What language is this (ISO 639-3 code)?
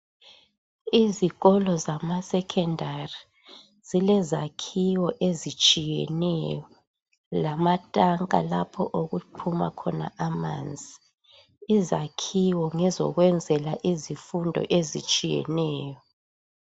nde